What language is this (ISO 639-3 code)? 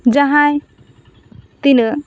sat